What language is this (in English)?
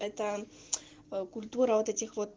Russian